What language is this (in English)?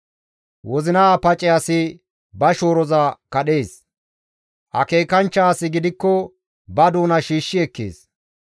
Gamo